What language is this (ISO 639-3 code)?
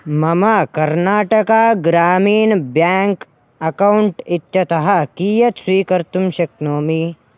san